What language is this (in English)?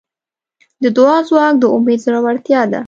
Pashto